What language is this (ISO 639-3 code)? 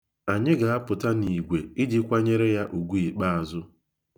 ibo